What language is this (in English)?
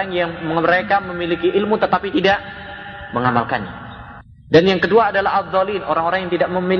Indonesian